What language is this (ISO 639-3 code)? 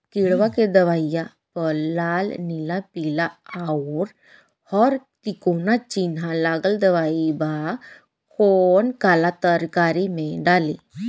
bho